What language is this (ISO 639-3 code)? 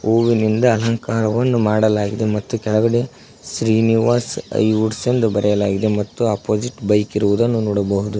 kan